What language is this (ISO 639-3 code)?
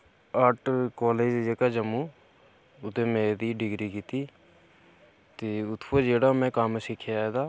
doi